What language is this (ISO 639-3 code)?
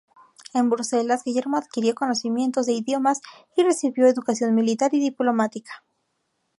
spa